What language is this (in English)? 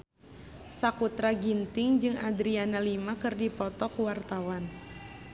Sundanese